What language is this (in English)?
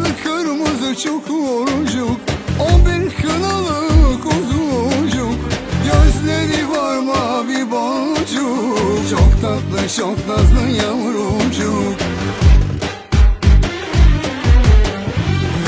Turkish